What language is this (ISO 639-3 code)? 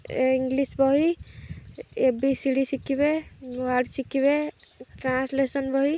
ori